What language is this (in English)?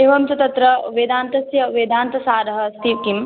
Sanskrit